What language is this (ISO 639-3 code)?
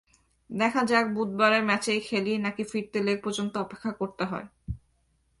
ben